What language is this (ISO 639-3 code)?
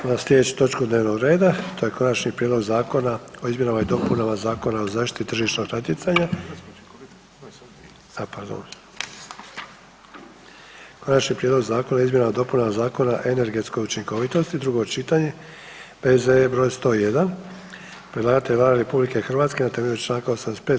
hrv